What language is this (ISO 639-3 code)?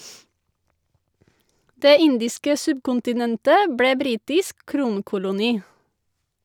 nor